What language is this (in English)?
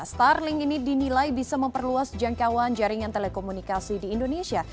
Indonesian